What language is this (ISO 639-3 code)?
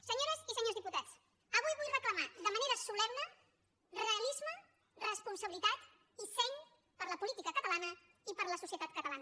cat